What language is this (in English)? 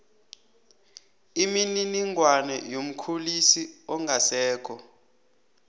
South Ndebele